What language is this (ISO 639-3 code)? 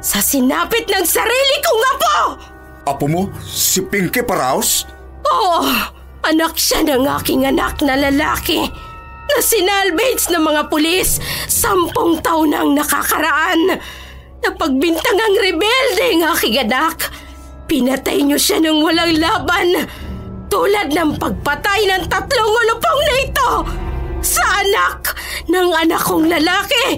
fil